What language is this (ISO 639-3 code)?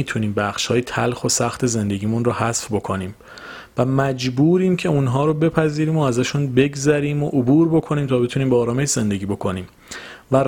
fas